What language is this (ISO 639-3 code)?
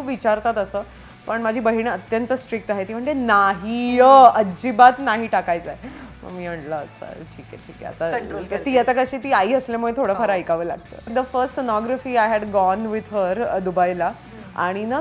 mar